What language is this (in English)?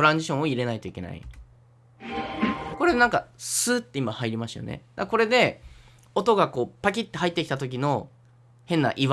Japanese